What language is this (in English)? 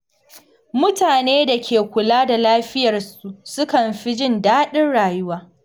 Hausa